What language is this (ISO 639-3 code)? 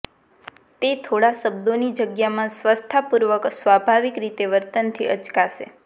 guj